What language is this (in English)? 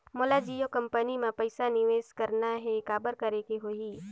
Chhattisgarhi